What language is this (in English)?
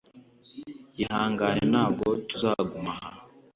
Kinyarwanda